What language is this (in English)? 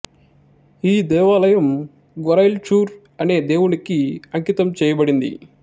Telugu